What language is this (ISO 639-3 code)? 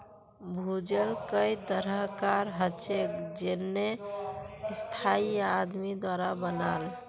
mag